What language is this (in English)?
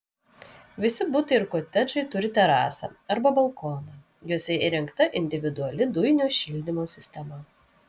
Lithuanian